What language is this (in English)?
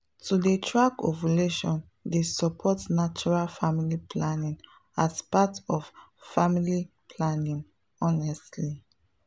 Nigerian Pidgin